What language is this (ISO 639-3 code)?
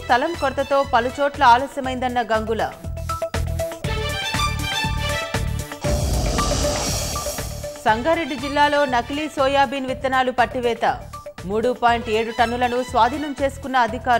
hin